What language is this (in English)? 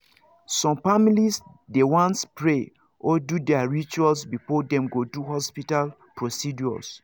Nigerian Pidgin